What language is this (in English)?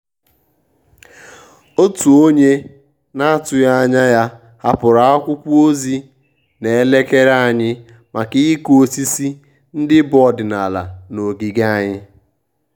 Igbo